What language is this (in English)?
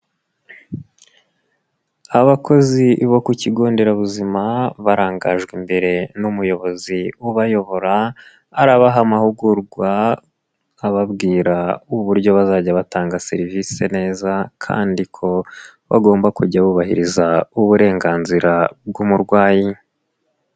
Kinyarwanda